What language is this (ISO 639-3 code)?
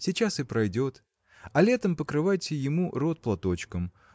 rus